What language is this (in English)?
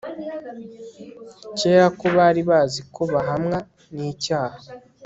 Kinyarwanda